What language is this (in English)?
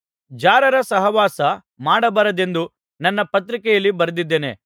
Kannada